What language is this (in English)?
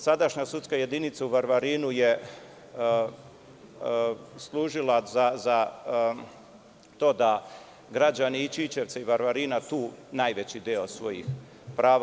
Serbian